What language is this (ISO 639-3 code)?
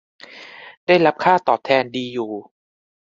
tha